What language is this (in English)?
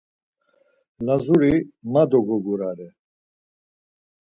Laz